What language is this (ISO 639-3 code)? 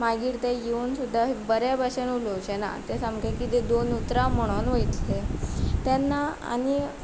kok